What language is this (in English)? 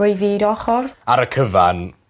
Welsh